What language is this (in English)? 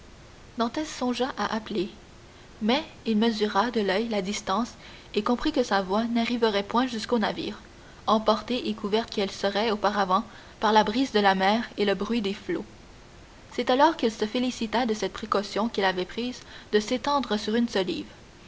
French